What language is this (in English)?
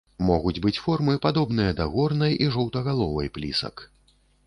Belarusian